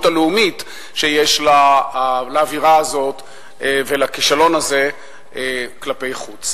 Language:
Hebrew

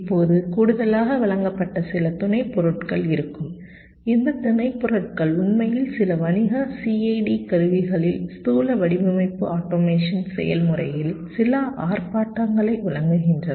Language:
Tamil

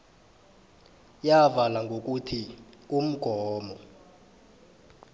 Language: South Ndebele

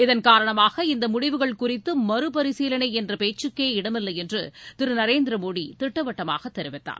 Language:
Tamil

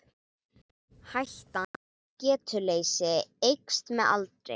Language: Icelandic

